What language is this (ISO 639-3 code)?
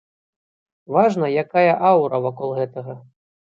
bel